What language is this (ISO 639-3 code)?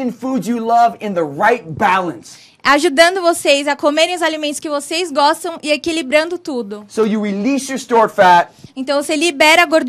por